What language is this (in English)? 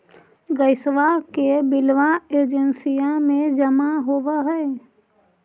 Magahi